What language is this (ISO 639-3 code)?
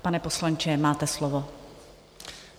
ces